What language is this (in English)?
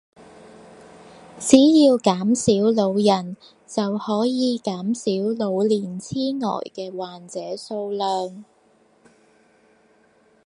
Cantonese